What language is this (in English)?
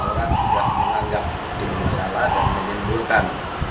Indonesian